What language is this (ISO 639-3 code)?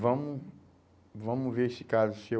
por